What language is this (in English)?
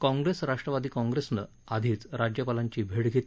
Marathi